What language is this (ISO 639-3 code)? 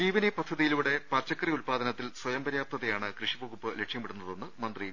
mal